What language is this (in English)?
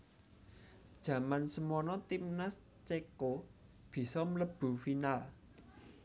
Javanese